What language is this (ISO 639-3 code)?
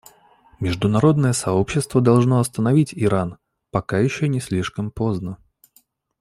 rus